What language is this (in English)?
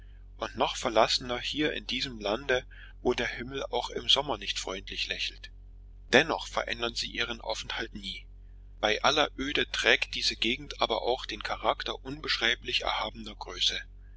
German